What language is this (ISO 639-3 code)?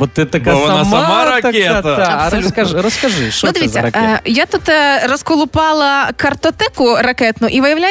ukr